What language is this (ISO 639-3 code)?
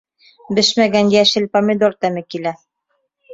bak